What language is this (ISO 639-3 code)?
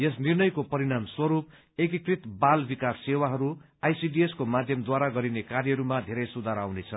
nep